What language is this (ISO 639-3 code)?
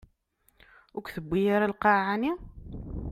kab